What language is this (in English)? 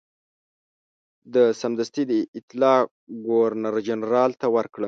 Pashto